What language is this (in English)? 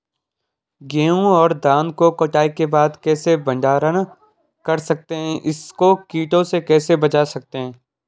Hindi